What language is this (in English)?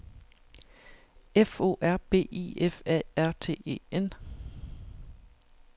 Danish